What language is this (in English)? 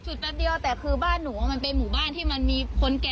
Thai